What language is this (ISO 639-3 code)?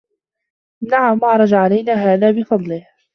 ara